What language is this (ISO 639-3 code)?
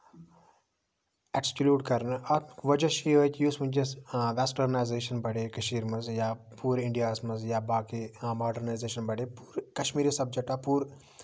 kas